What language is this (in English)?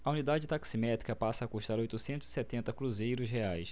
Portuguese